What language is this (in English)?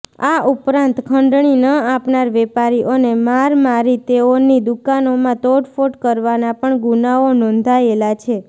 Gujarati